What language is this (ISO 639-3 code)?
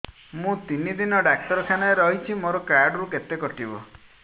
ori